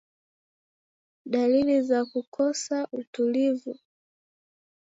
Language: Swahili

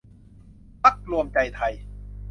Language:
Thai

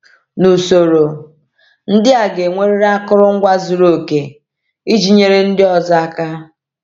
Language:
Igbo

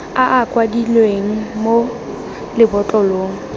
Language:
Tswana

